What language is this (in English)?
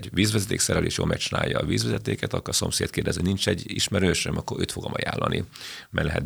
Hungarian